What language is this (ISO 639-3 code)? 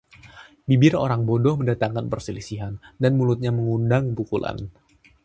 ind